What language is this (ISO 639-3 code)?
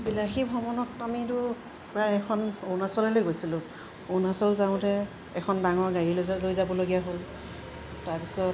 asm